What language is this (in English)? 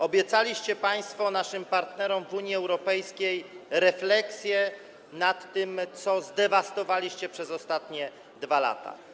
Polish